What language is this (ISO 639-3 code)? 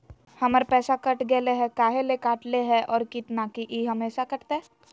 mag